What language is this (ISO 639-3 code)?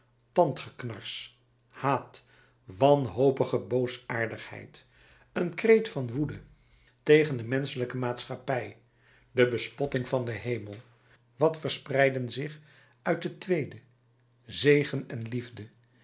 nld